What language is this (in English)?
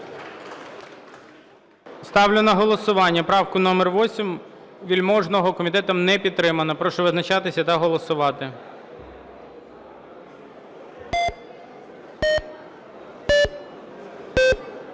Ukrainian